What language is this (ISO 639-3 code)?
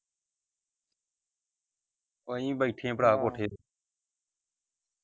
pan